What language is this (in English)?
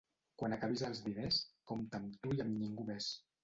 Catalan